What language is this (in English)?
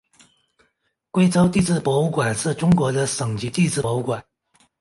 Chinese